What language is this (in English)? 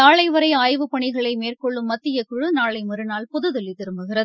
Tamil